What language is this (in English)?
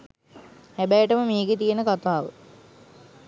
Sinhala